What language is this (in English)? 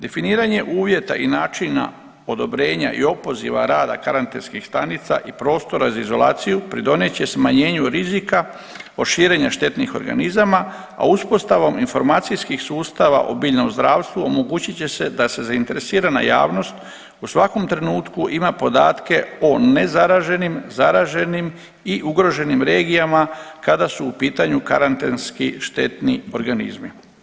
Croatian